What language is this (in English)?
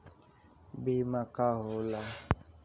Bhojpuri